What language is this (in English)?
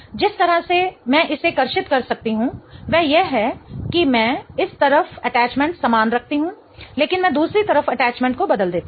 Hindi